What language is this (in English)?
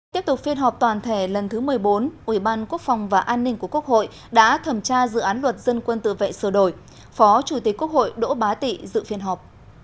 Vietnamese